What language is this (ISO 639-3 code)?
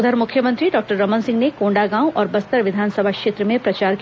hin